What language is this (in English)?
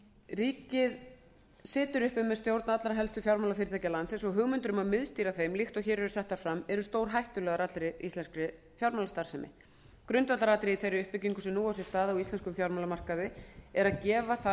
Icelandic